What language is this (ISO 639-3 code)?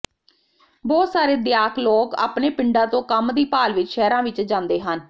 pan